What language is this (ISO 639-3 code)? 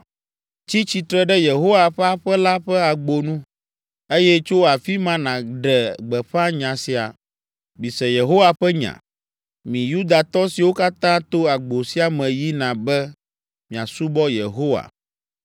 ewe